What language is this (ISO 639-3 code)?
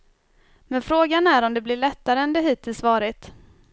swe